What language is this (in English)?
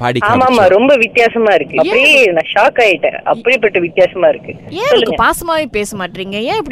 Tamil